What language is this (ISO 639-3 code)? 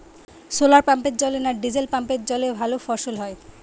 ben